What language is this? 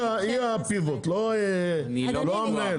Hebrew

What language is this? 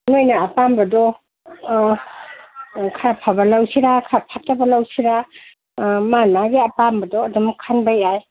Manipuri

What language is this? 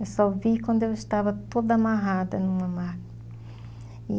Portuguese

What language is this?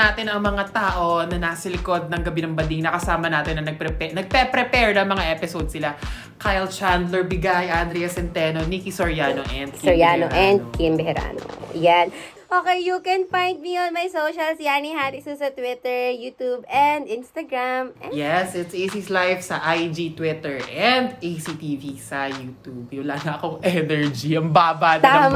Filipino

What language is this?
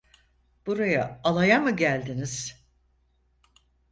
Turkish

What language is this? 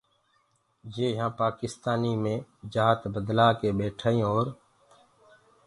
Gurgula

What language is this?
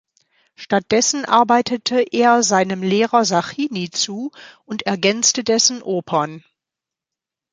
German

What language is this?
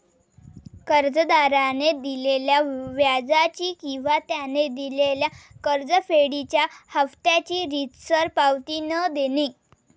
Marathi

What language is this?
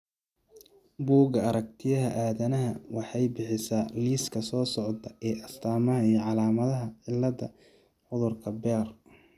Somali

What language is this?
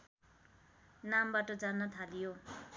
Nepali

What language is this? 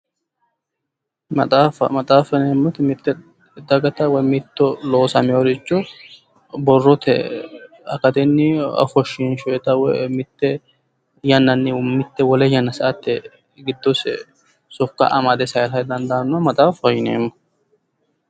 Sidamo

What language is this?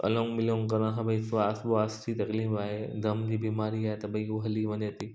Sindhi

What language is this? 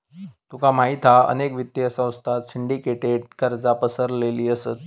Marathi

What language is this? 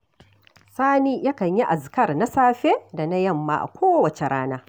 Hausa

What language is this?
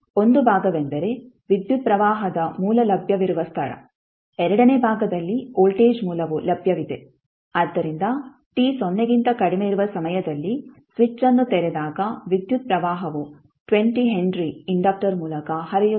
Kannada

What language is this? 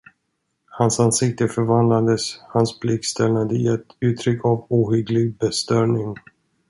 Swedish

